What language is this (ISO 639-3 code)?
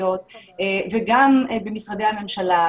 heb